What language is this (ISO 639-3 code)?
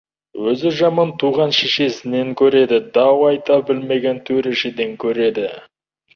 kaz